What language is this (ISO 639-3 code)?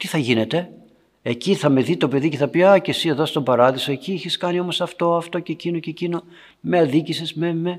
ell